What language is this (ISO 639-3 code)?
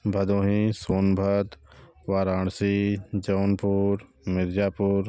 hin